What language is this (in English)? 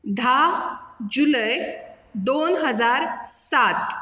Konkani